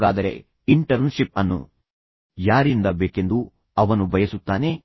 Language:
Kannada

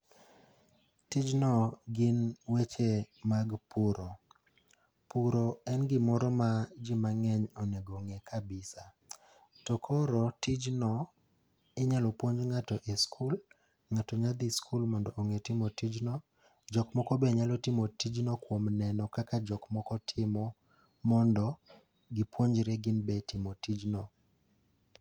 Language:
Luo (Kenya and Tanzania)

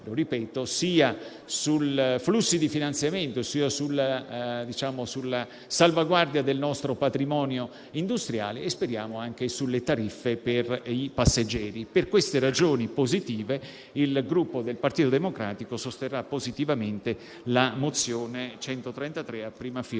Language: Italian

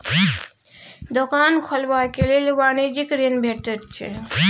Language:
Maithili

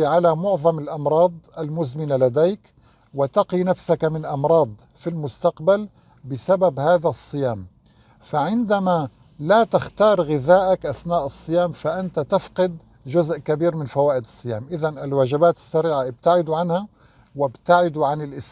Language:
Arabic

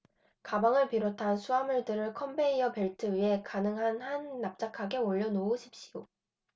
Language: Korean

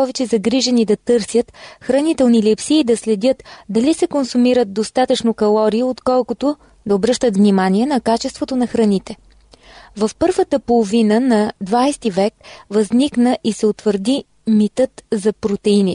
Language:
Bulgarian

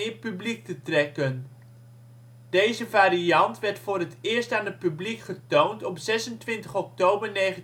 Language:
Dutch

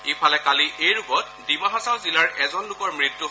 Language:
Assamese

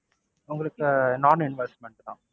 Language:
Tamil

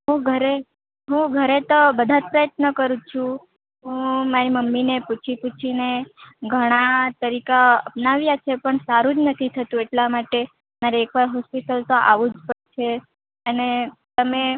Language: Gujarati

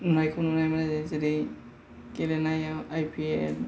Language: Bodo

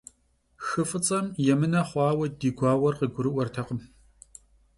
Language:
Kabardian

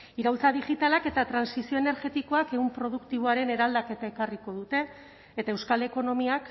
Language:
Basque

